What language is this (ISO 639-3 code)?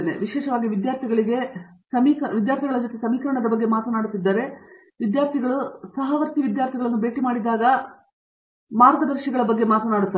kan